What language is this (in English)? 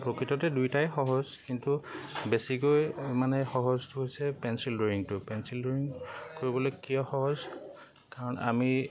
Assamese